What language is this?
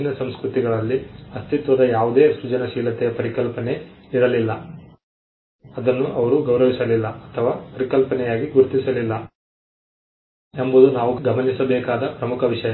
Kannada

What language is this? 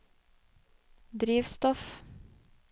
Norwegian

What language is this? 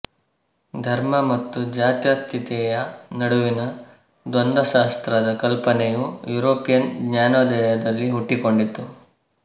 Kannada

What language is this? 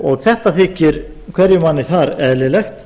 Icelandic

